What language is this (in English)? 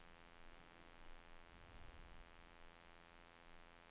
Swedish